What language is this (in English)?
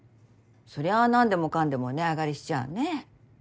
Japanese